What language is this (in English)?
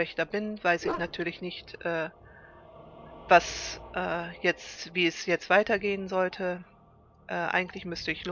German